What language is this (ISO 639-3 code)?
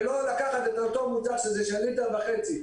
heb